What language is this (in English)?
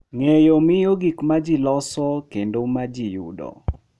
Luo (Kenya and Tanzania)